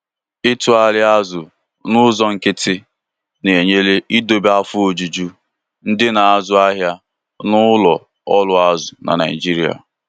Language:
Igbo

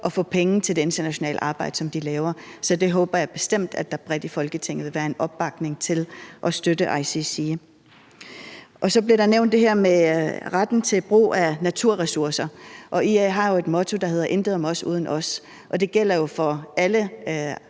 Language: Danish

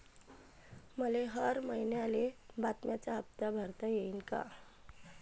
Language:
Marathi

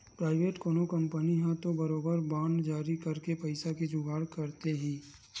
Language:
Chhattisgarhi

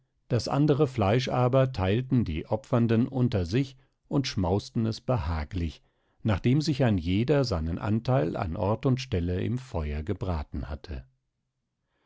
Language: German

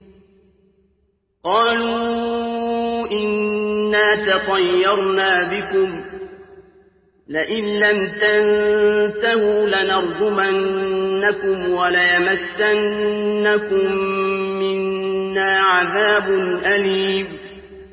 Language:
Arabic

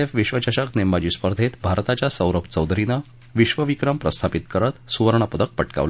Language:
Marathi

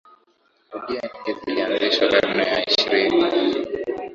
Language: Swahili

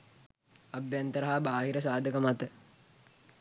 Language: Sinhala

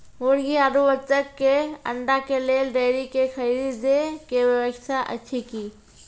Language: Maithili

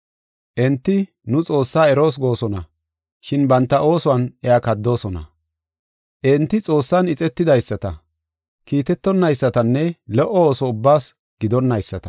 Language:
Gofa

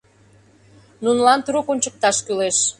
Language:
Mari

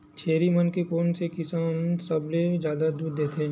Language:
Chhattisgarhi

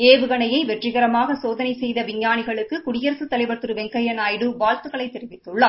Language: Tamil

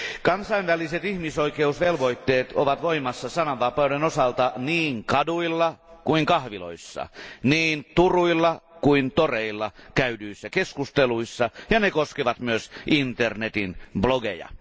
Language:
Finnish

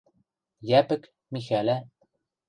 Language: Western Mari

